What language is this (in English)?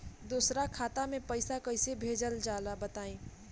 Bhojpuri